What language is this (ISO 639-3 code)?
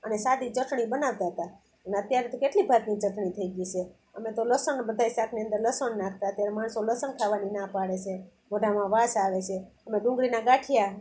guj